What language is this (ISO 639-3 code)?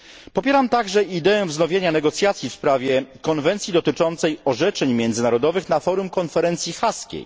pol